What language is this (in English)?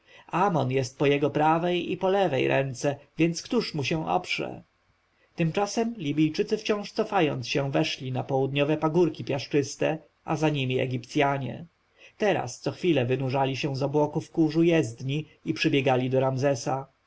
Polish